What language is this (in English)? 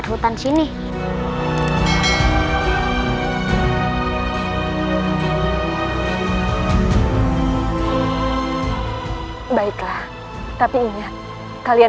Indonesian